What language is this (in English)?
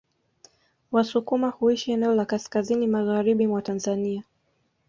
Swahili